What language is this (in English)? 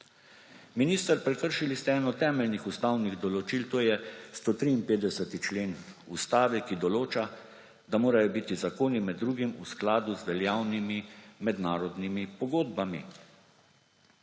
Slovenian